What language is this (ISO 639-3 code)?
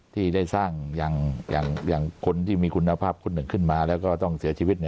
tha